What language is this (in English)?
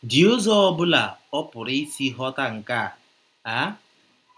Igbo